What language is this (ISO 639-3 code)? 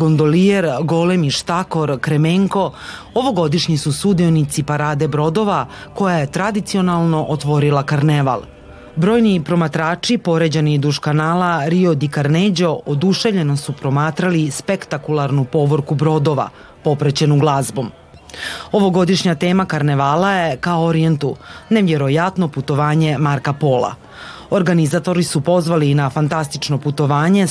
hrv